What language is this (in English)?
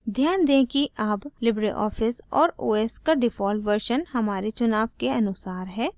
Hindi